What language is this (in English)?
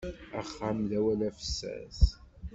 Kabyle